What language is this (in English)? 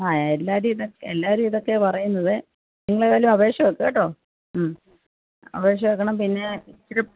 Malayalam